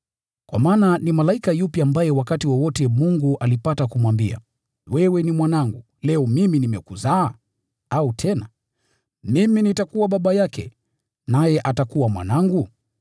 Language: Swahili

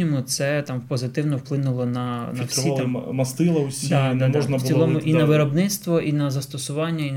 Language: Ukrainian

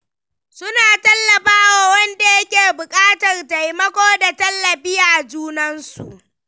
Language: Hausa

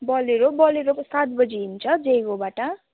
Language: Nepali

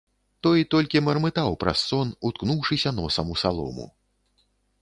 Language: Belarusian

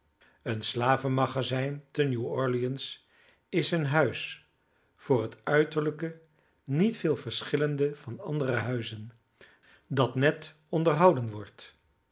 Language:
Dutch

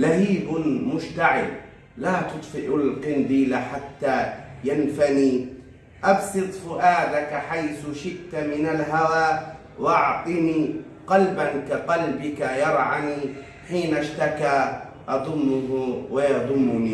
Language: Arabic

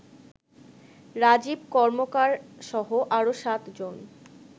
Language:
Bangla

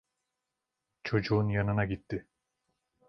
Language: Turkish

